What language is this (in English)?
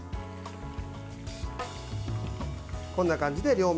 Japanese